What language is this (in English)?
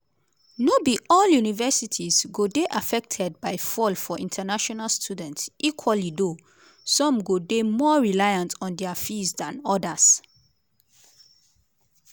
Nigerian Pidgin